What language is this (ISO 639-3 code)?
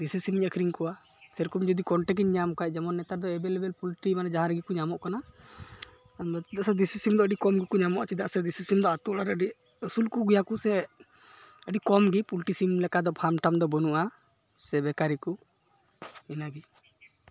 sat